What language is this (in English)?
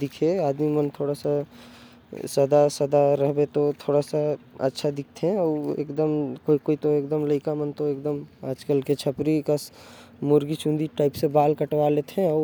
Korwa